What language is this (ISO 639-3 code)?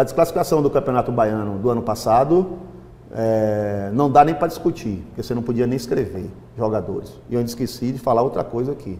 por